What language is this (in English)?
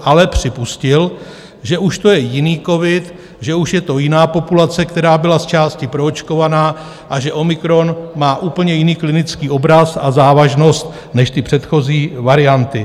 Czech